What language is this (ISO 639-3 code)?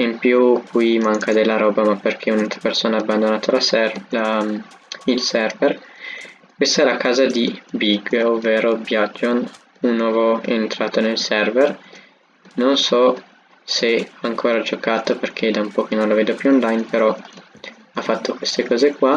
ita